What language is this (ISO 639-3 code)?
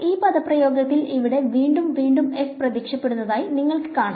mal